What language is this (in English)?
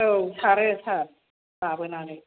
Bodo